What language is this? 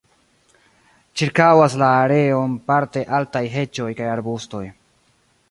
Esperanto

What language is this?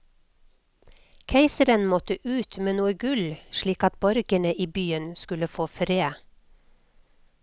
Norwegian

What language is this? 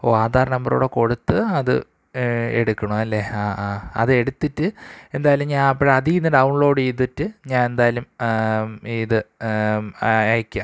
Malayalam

